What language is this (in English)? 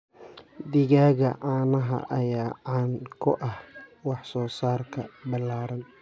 Somali